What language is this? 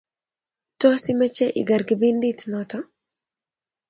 Kalenjin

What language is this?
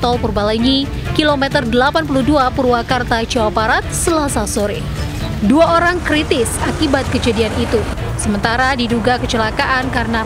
Indonesian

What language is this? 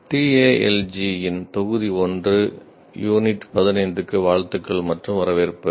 Tamil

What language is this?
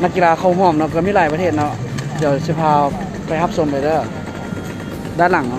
Thai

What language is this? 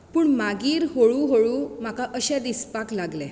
Konkani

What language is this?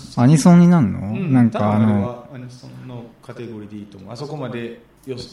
Japanese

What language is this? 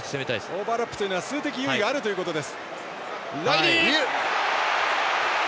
Japanese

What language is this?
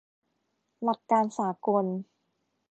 Thai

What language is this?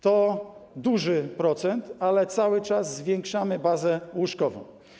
Polish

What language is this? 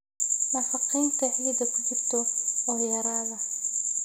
Somali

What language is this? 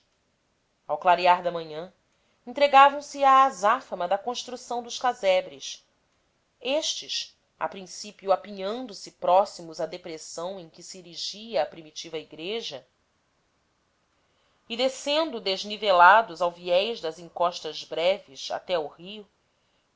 Portuguese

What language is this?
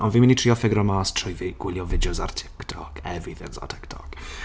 Welsh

